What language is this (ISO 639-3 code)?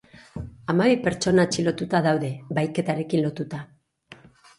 eus